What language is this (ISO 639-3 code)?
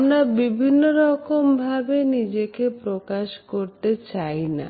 ben